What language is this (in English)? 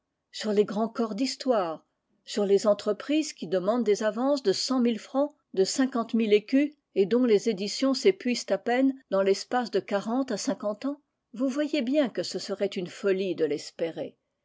French